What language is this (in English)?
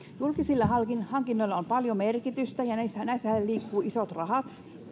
Finnish